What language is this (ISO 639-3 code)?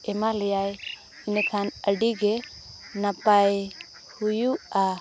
sat